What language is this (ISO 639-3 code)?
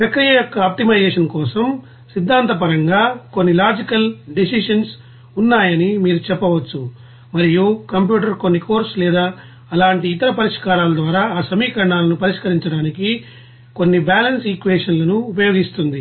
tel